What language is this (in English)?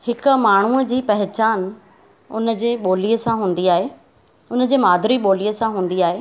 Sindhi